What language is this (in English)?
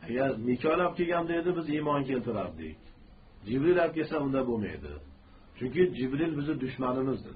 Turkish